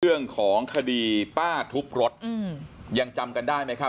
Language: Thai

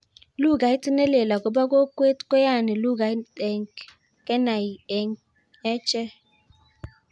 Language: Kalenjin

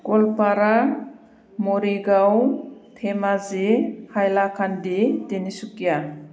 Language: Bodo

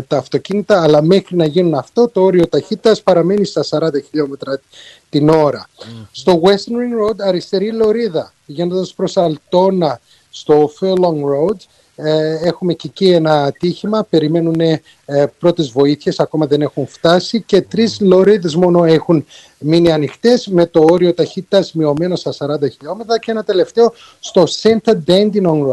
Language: Greek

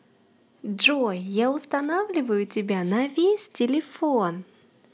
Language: Russian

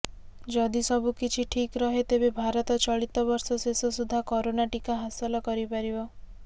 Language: Odia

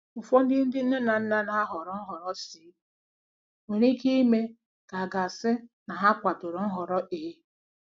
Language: Igbo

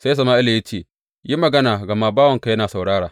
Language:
Hausa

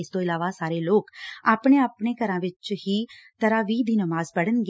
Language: Punjabi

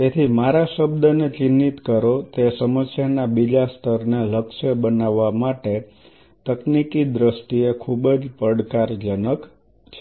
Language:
Gujarati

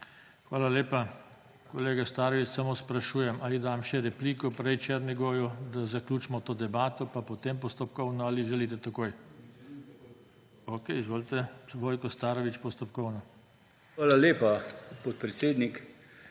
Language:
Slovenian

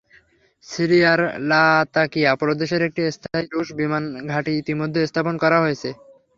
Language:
Bangla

